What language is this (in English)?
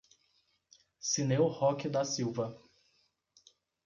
Portuguese